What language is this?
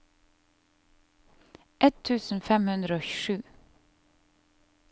Norwegian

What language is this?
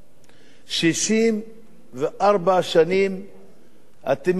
Hebrew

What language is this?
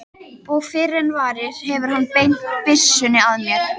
Icelandic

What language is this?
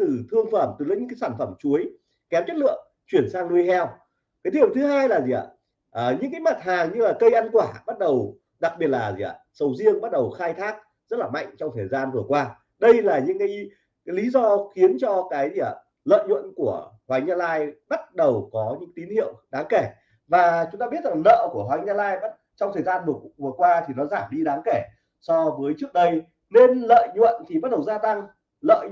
Vietnamese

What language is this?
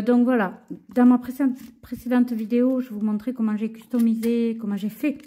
French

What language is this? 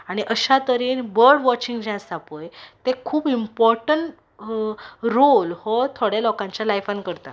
Konkani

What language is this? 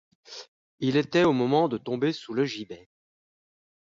French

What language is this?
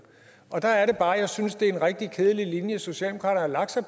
Danish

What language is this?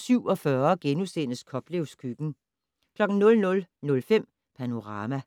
Danish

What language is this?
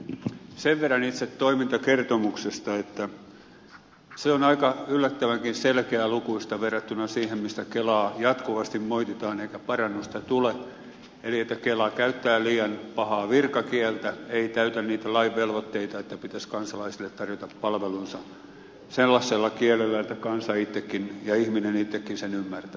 Finnish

